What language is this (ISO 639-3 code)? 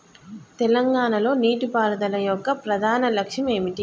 tel